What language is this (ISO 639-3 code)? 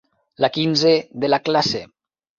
cat